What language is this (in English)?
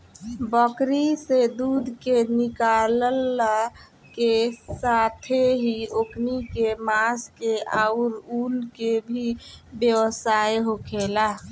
Bhojpuri